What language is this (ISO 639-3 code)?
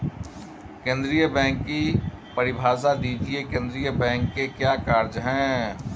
hin